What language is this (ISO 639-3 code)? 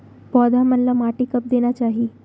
hne